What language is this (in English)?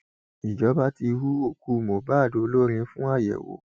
Yoruba